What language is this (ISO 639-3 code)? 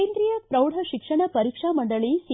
kan